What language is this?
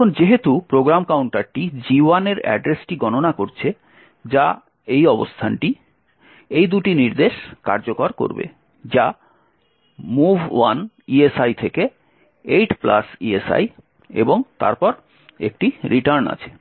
Bangla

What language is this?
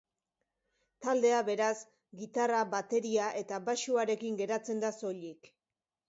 Basque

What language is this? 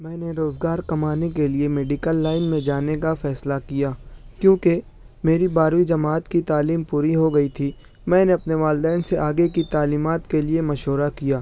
Urdu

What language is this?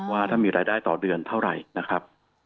Thai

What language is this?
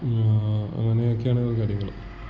Malayalam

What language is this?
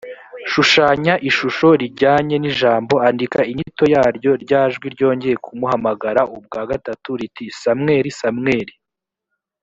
Kinyarwanda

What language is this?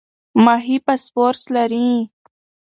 Pashto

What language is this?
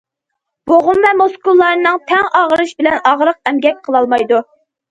Uyghur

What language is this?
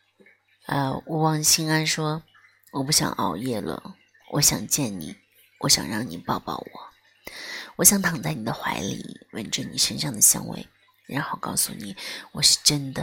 Chinese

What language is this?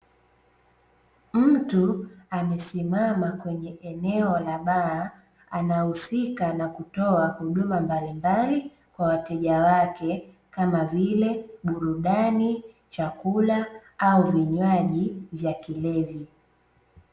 Swahili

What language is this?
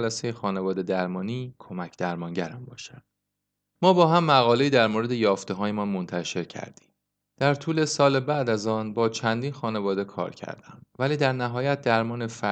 Persian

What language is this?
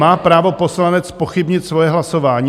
Czech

